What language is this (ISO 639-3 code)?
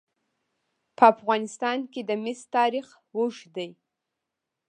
pus